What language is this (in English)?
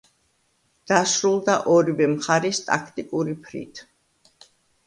Georgian